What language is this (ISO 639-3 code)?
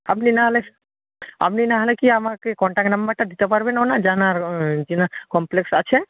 ben